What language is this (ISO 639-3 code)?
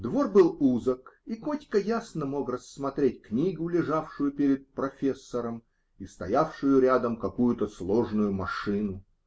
rus